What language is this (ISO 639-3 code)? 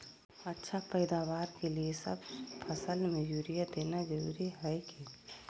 mag